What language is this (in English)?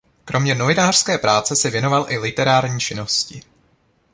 Czech